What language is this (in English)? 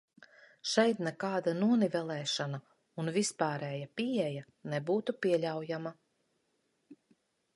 Latvian